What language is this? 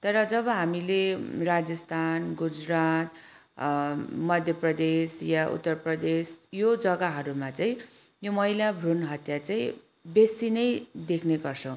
Nepali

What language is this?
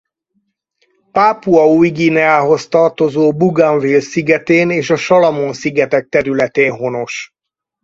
Hungarian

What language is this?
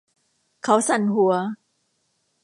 Thai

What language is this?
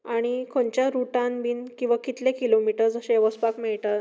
Konkani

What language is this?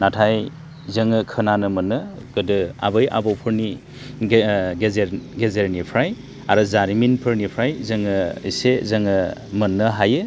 Bodo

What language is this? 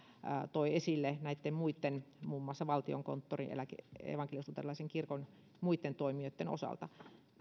Finnish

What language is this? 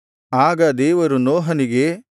Kannada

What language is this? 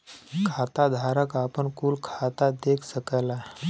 Bhojpuri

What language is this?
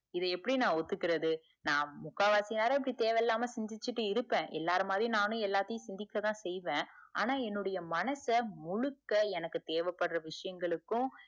Tamil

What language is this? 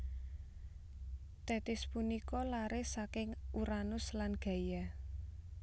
Javanese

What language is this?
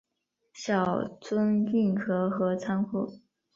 Chinese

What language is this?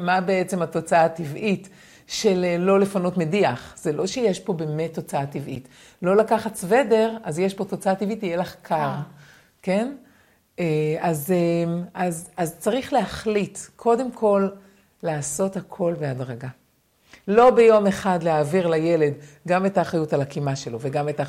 Hebrew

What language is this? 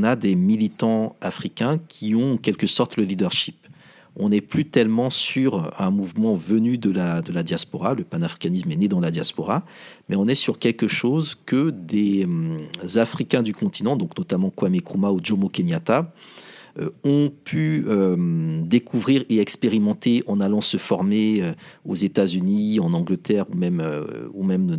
French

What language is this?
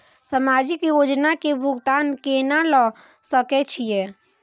Maithili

